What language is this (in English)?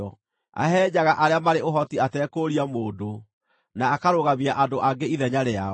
Kikuyu